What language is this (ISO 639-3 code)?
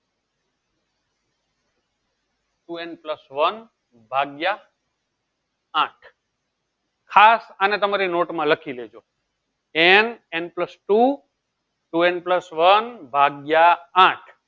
guj